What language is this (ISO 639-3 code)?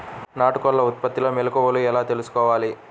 tel